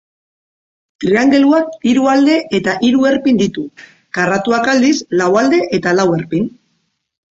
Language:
Basque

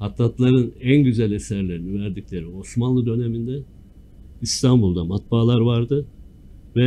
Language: Turkish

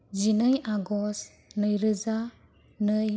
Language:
Bodo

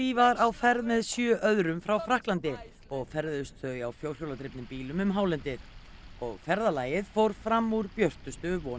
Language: Icelandic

